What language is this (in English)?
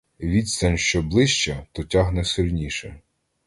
Ukrainian